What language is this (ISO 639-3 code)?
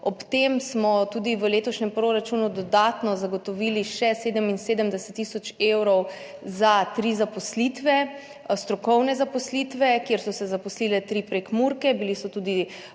slv